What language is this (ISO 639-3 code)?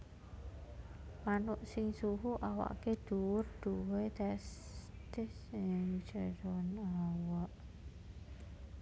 jav